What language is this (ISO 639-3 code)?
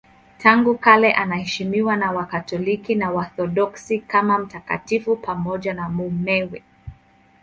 swa